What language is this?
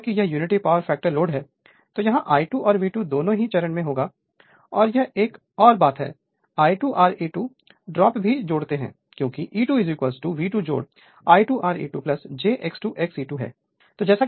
Hindi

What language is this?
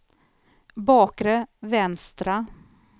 Swedish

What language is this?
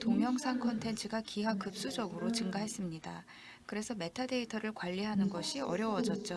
Korean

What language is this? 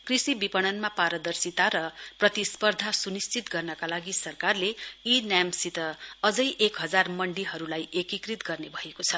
Nepali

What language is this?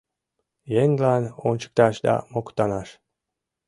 Mari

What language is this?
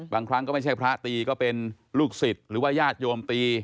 Thai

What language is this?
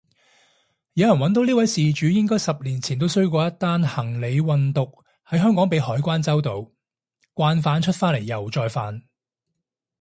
Cantonese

